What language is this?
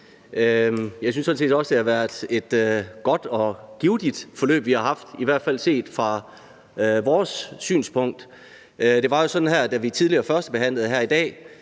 Danish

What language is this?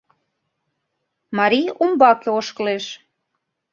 Mari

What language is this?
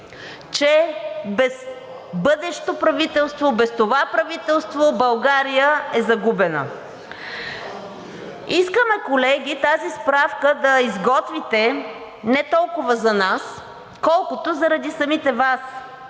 Bulgarian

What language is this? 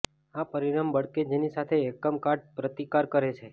Gujarati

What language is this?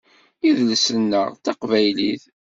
Kabyle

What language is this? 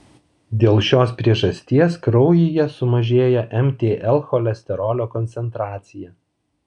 Lithuanian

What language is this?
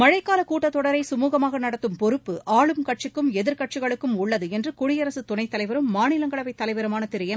Tamil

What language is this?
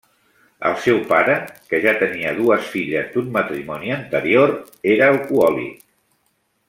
Catalan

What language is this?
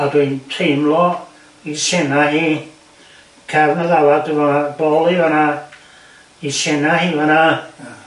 Welsh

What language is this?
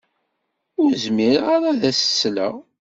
Kabyle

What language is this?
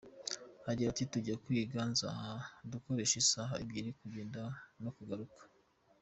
Kinyarwanda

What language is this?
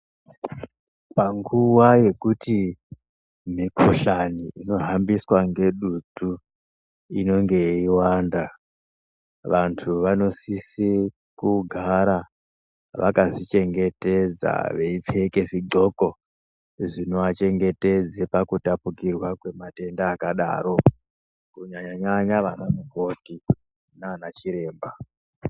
Ndau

